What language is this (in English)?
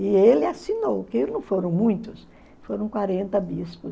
Portuguese